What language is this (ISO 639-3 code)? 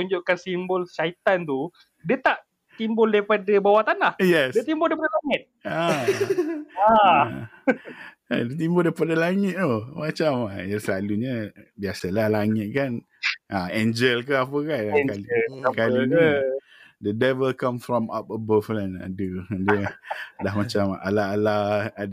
msa